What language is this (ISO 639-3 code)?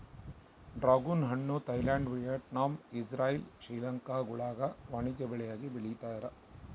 kan